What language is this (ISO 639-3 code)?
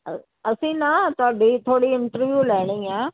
pan